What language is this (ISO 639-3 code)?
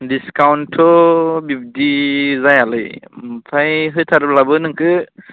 brx